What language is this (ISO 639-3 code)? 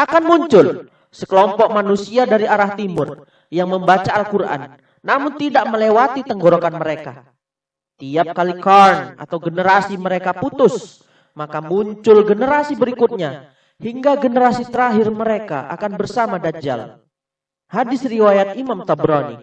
ind